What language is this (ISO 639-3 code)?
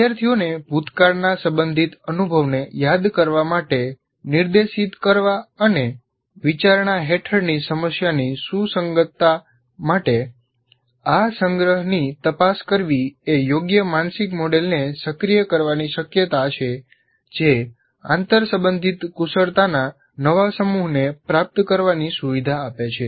guj